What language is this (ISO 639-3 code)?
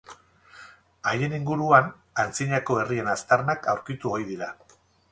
eus